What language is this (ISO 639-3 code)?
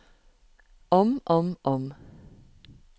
nor